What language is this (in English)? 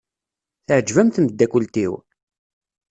Kabyle